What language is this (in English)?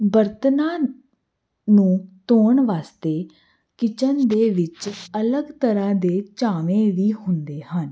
Punjabi